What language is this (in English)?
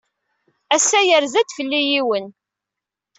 Kabyle